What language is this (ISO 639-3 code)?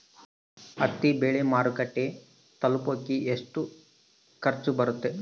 kan